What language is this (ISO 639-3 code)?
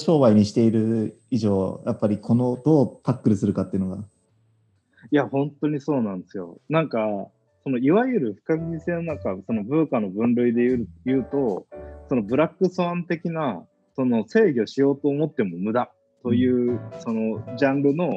jpn